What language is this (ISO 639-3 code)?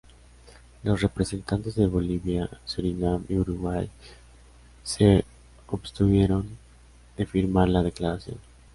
spa